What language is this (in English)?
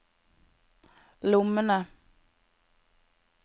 Norwegian